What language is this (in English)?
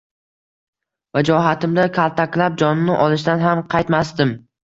Uzbek